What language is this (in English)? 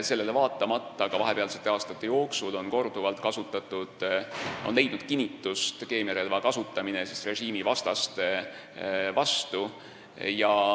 Estonian